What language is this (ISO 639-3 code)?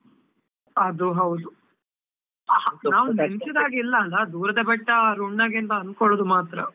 kan